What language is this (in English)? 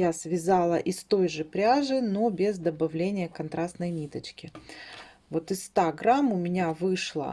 Russian